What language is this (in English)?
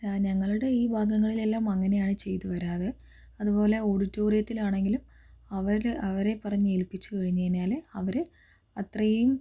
Malayalam